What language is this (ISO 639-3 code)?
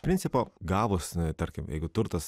lit